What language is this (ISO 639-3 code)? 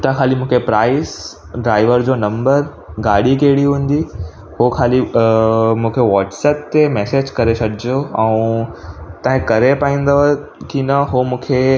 snd